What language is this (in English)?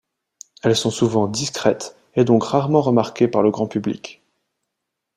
French